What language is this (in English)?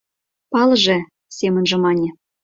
Mari